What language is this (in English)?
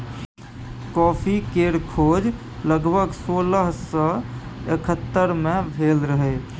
Maithili